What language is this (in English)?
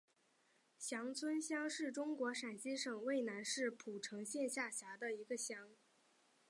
Chinese